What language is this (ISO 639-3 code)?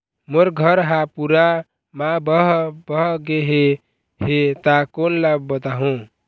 hne